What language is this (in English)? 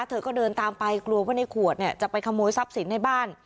Thai